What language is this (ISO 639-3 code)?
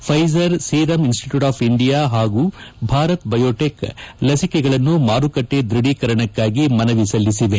kan